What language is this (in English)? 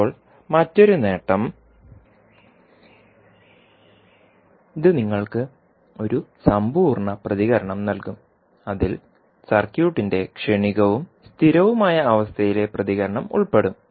Malayalam